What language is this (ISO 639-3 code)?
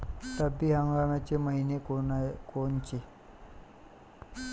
mar